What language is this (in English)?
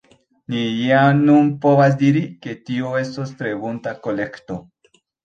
Esperanto